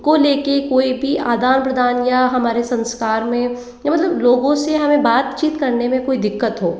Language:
Hindi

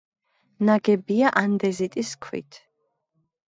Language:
Georgian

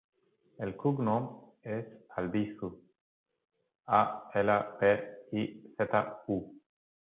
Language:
Catalan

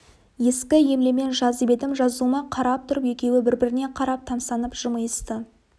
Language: Kazakh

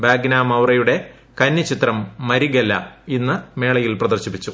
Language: Malayalam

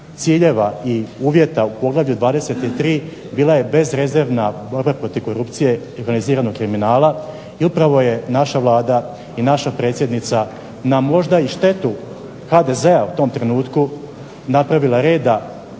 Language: Croatian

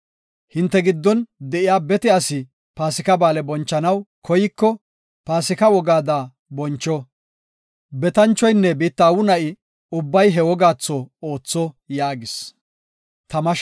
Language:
Gofa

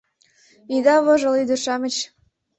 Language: Mari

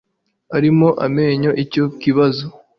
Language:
Kinyarwanda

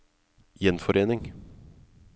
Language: Norwegian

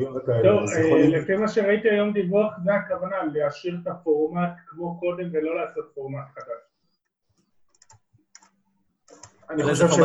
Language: Hebrew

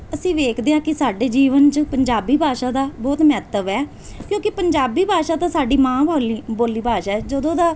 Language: Punjabi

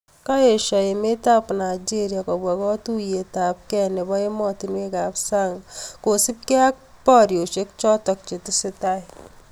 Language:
Kalenjin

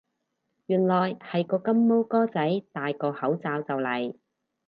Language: Cantonese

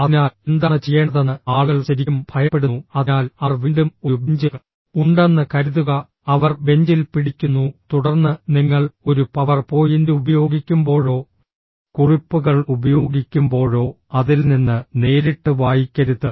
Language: Malayalam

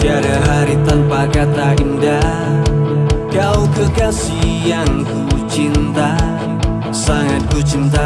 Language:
Indonesian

